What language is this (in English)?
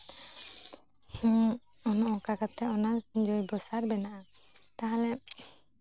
Santali